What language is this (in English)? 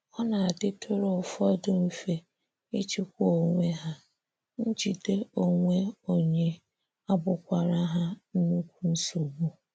Igbo